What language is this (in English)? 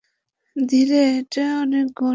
Bangla